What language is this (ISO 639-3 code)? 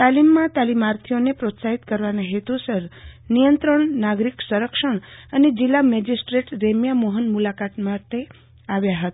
guj